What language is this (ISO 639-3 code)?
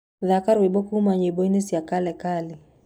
kik